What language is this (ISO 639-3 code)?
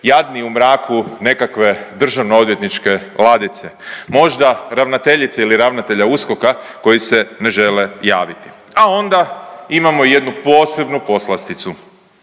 hrv